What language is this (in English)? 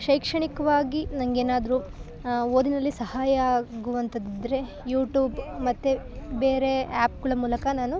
Kannada